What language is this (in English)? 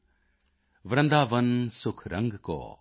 Punjabi